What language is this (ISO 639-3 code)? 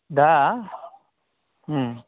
brx